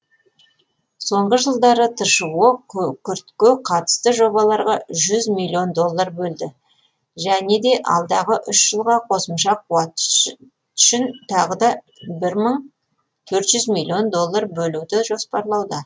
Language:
Kazakh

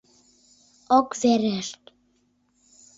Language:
Mari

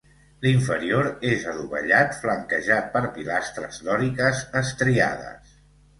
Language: Catalan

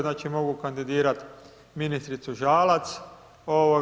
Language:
Croatian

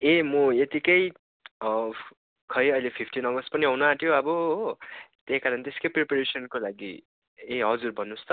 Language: Nepali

